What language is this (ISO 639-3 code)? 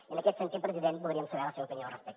cat